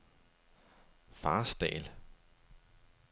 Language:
Danish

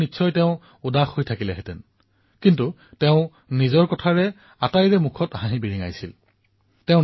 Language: Assamese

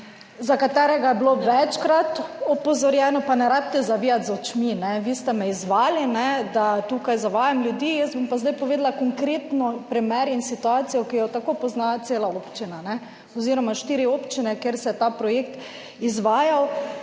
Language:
Slovenian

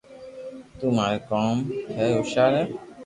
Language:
Loarki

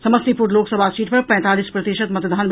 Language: Maithili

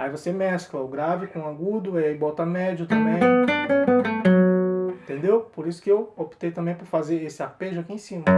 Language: Portuguese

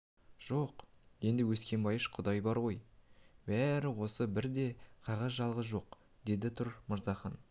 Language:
Kazakh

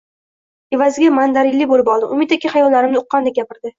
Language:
Uzbek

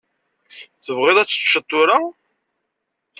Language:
Kabyle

